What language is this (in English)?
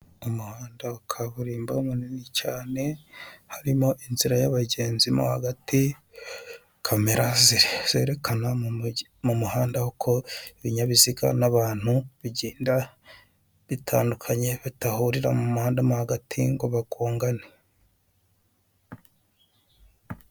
Kinyarwanda